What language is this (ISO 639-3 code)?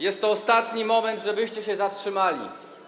pol